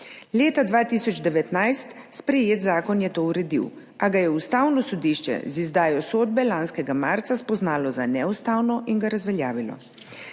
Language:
Slovenian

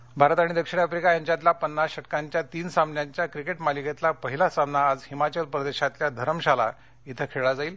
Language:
Marathi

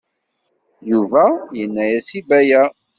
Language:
Kabyle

